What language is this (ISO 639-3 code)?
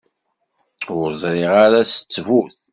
kab